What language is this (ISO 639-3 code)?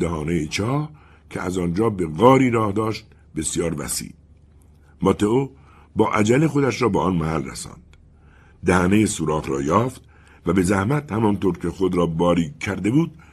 fas